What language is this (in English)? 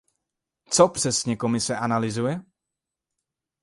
Czech